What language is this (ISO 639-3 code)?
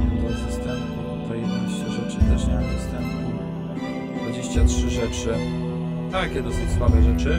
pol